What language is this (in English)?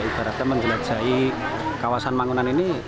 Indonesian